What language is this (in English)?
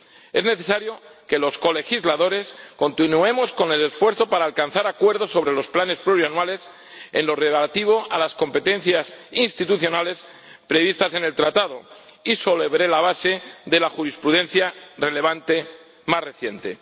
Spanish